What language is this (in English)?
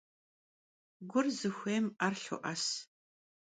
Kabardian